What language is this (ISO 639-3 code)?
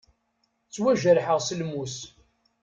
kab